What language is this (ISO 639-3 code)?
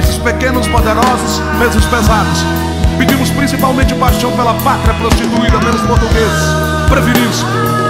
por